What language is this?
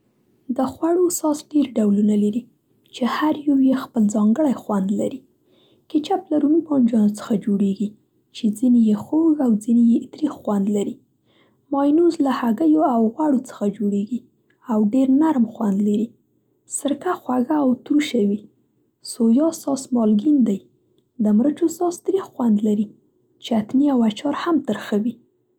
Central Pashto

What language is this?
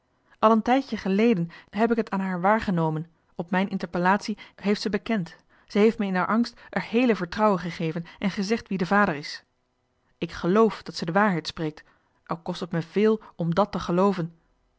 Dutch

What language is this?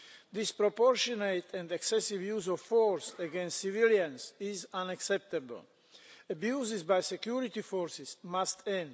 English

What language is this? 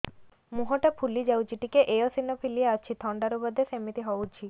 Odia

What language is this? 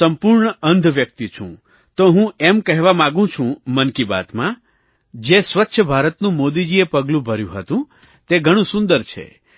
Gujarati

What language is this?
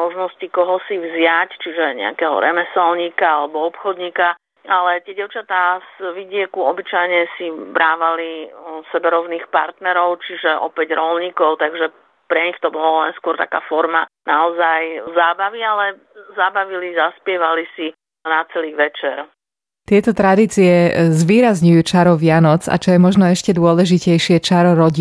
Slovak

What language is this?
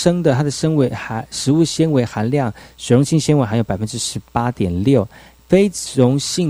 Chinese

